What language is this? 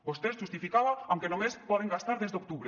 Catalan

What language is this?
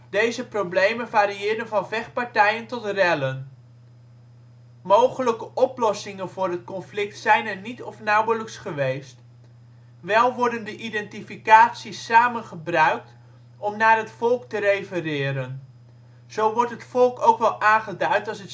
Dutch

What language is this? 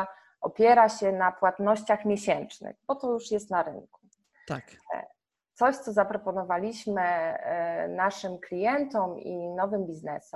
Polish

